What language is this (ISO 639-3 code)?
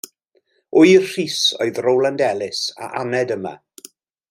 cym